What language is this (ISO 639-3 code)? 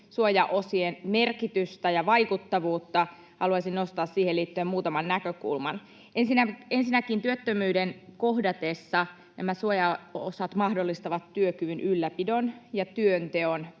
fin